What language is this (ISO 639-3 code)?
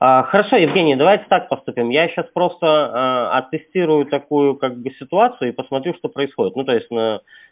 rus